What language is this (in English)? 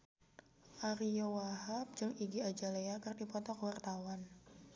Sundanese